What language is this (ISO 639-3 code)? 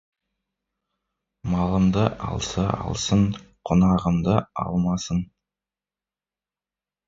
kaz